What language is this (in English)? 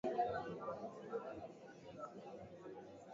Swahili